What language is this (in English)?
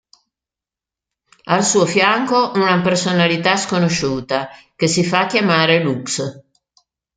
Italian